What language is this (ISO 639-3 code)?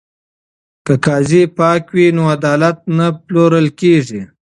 pus